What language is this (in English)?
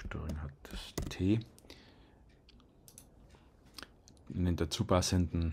German